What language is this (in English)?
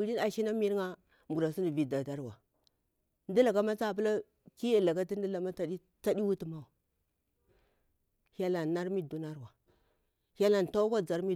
Bura-Pabir